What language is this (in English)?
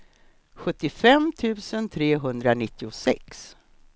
Swedish